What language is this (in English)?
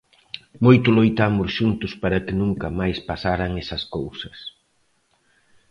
Galician